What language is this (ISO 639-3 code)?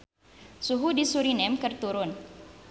sun